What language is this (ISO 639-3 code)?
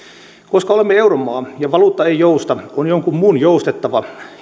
fin